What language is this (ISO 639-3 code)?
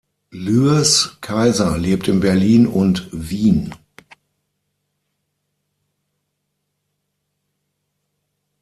deu